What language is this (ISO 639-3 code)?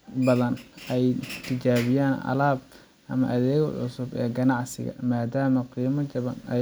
som